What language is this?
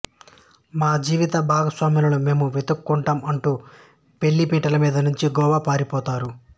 Telugu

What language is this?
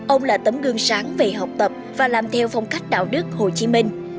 Vietnamese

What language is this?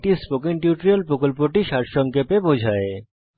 Bangla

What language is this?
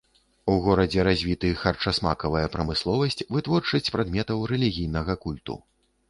Belarusian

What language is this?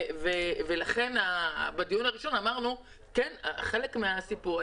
Hebrew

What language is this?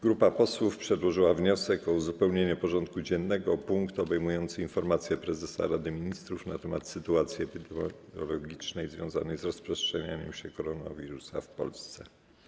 Polish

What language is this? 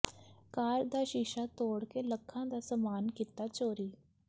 Punjabi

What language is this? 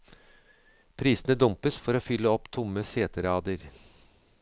Norwegian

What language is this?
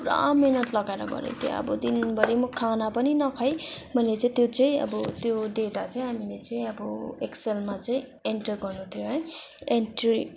Nepali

